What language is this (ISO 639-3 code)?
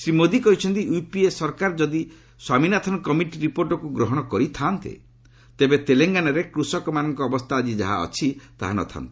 ori